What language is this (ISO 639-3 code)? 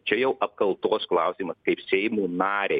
lit